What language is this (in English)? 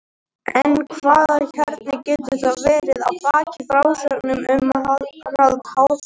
Icelandic